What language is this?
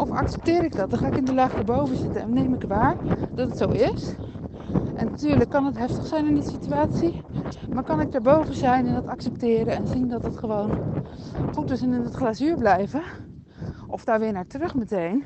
Dutch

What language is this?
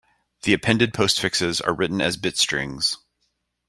English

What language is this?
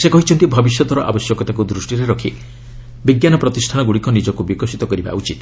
Odia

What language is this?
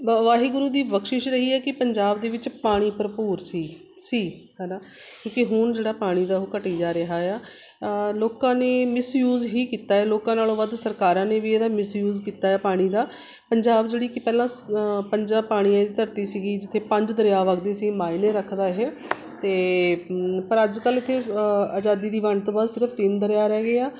Punjabi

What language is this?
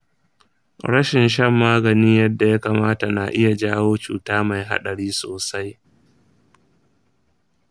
Hausa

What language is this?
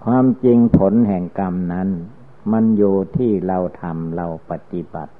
Thai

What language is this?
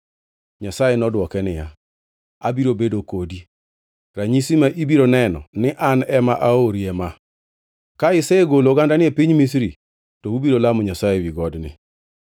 Luo (Kenya and Tanzania)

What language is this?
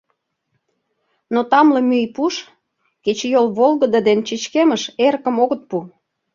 Mari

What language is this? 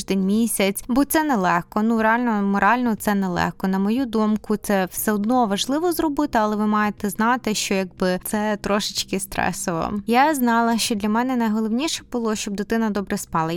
Ukrainian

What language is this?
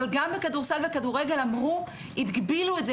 Hebrew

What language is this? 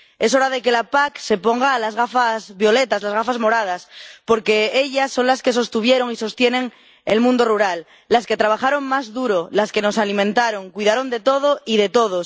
Spanish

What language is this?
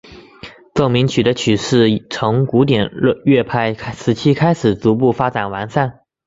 Chinese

